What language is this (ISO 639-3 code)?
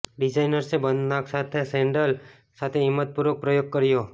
guj